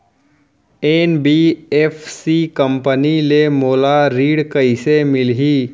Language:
Chhattisgarhi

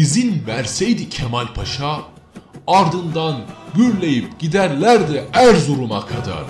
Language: Turkish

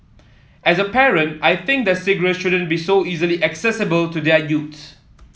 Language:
English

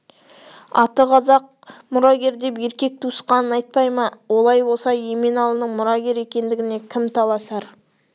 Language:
Kazakh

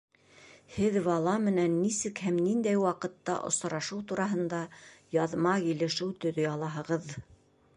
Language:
Bashkir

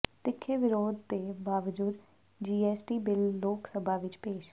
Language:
Punjabi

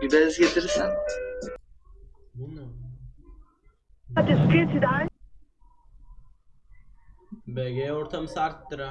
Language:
Turkish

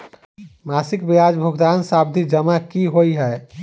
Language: Maithili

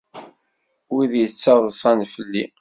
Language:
Kabyle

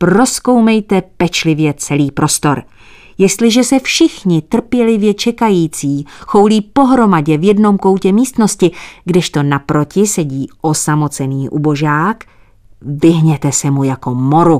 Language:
Czech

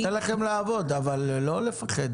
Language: Hebrew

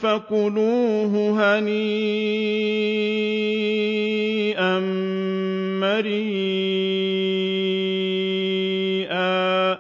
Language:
Arabic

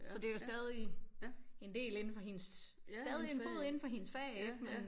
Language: Danish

